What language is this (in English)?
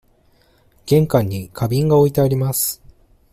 Japanese